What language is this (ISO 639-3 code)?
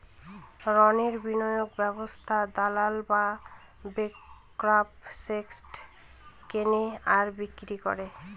ben